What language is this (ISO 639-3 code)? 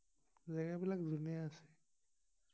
asm